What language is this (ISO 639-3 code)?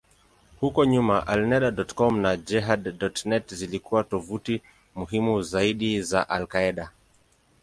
swa